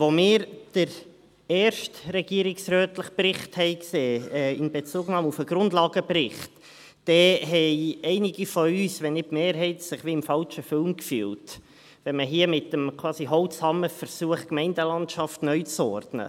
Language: Swiss German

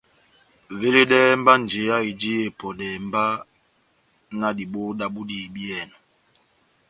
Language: Batanga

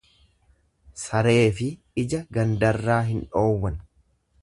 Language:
Oromo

